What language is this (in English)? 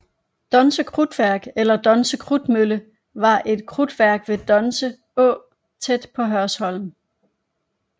Danish